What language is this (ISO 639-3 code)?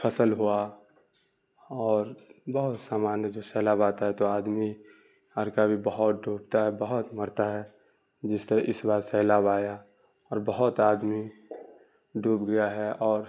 urd